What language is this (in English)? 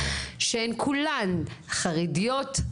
Hebrew